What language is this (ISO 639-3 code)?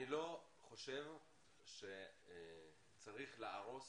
heb